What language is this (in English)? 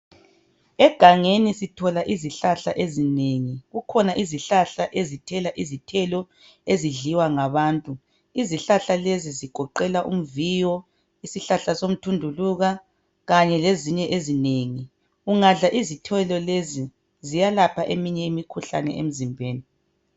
North Ndebele